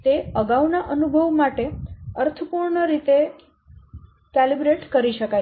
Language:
Gujarati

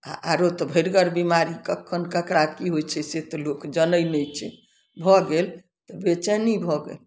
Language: Maithili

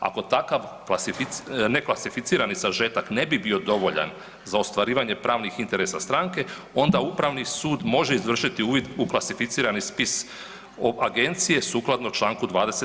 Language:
Croatian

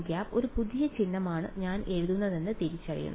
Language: Malayalam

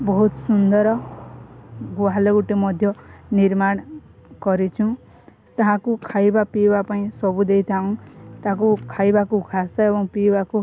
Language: Odia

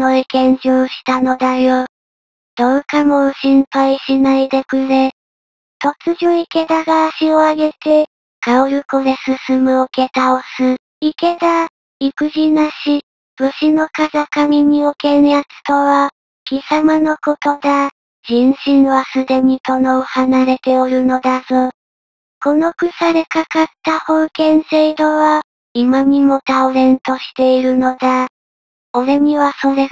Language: Japanese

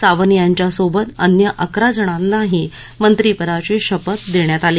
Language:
Marathi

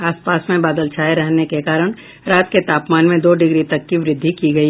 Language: Hindi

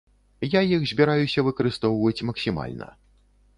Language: Belarusian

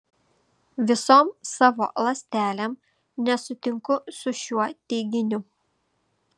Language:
Lithuanian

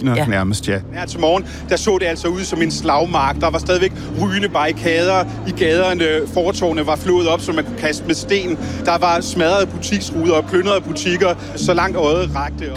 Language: Danish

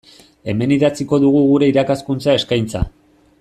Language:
Basque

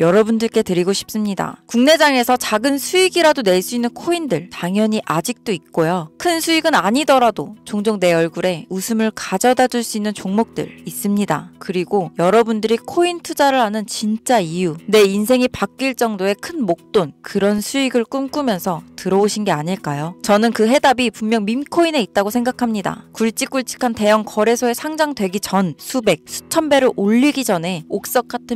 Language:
Korean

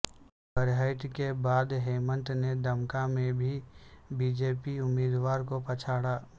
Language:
Urdu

